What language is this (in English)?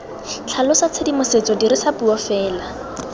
Tswana